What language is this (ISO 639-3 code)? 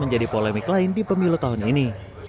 ind